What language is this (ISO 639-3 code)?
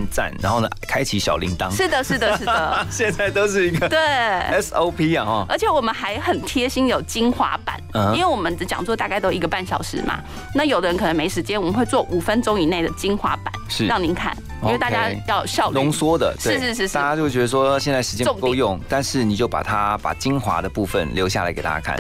zho